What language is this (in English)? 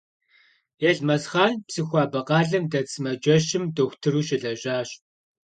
Kabardian